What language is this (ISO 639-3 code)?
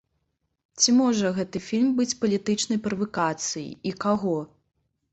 bel